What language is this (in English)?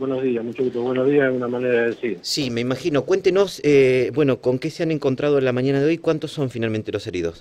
Spanish